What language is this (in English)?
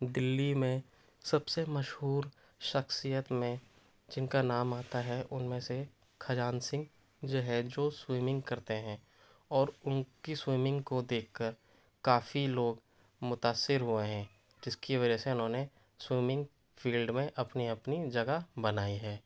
Urdu